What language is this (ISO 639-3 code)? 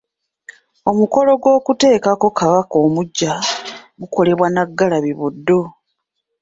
lug